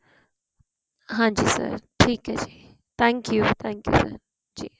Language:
Punjabi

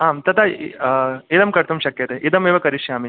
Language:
Sanskrit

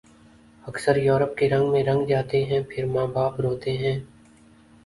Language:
Urdu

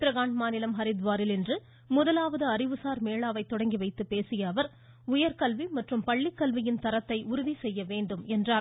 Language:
Tamil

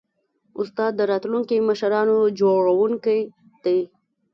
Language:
Pashto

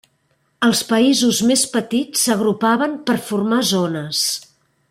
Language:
Catalan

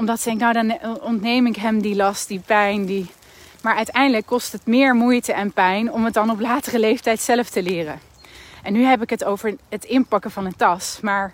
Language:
Dutch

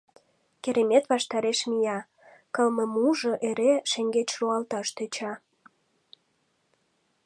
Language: Mari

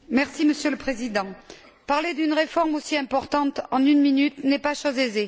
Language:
French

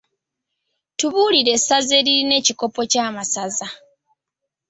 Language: Ganda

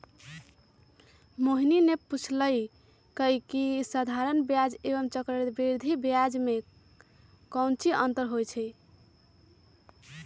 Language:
Magahi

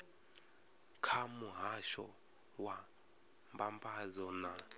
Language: Venda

